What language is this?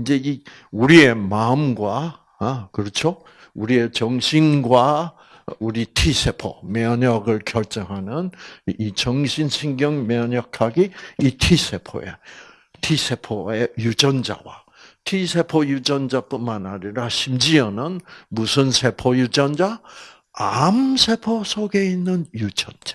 Korean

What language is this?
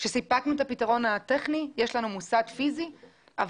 Hebrew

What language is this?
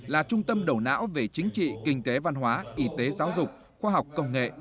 Vietnamese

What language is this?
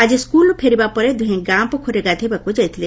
Odia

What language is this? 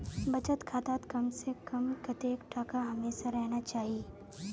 Magahi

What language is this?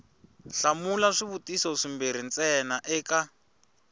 Tsonga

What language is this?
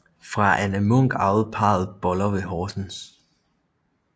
Danish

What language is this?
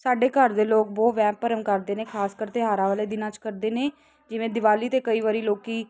Punjabi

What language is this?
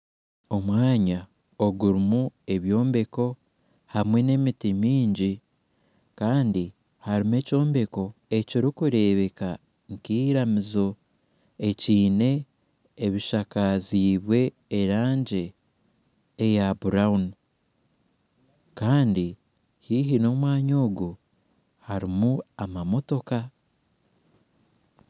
Nyankole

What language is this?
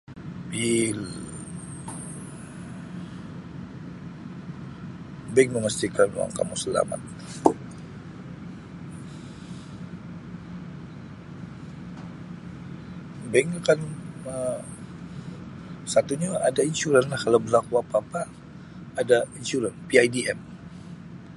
Sabah Malay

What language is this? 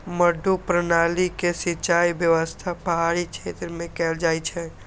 Maithili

